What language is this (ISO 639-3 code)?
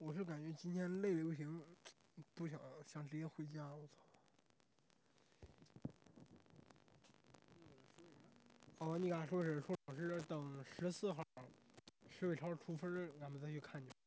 zho